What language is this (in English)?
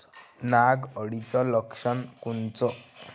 Marathi